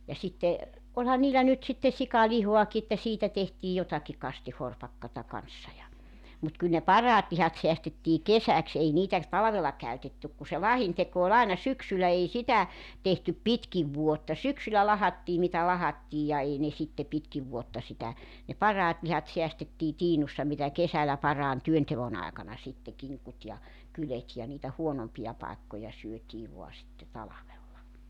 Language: Finnish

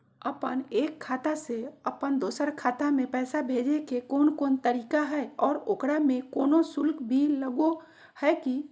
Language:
Magahi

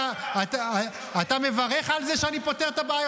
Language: Hebrew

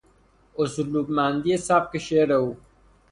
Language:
Persian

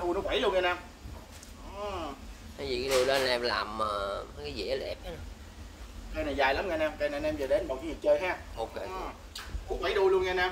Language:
Vietnamese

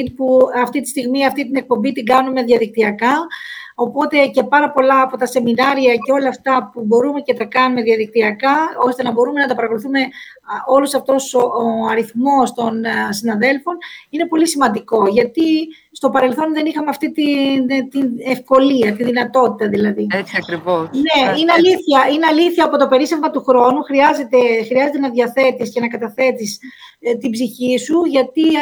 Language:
Greek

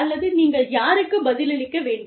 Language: Tamil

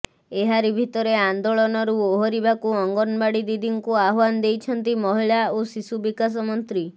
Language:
Odia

